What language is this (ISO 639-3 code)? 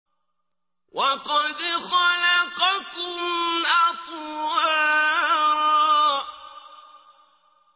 ara